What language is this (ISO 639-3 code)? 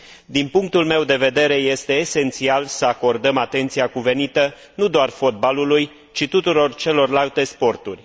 ron